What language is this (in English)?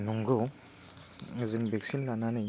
Bodo